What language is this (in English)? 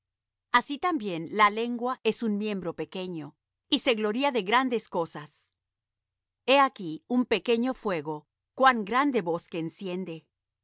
Spanish